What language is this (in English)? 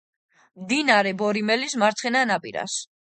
Georgian